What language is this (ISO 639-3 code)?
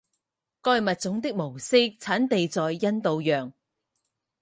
zho